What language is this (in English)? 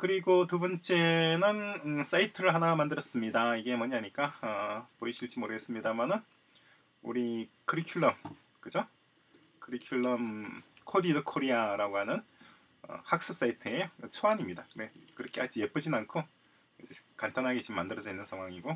Korean